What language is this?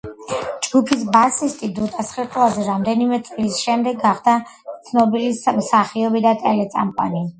Georgian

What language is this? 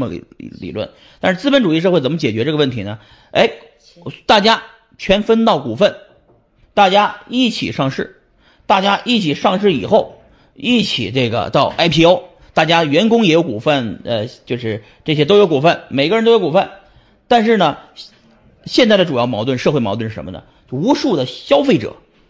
Chinese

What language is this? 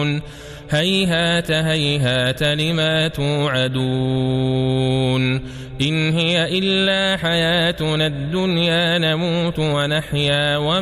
Arabic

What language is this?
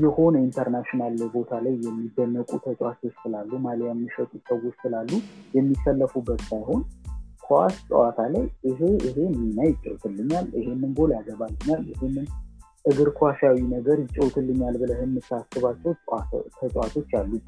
Amharic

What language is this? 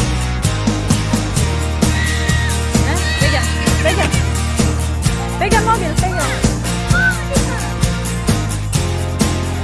Indonesian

